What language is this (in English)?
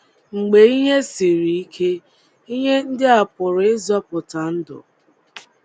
Igbo